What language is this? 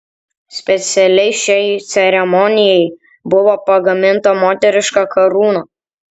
Lithuanian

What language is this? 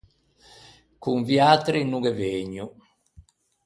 Ligurian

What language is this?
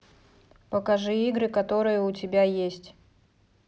Russian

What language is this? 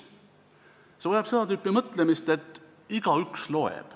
Estonian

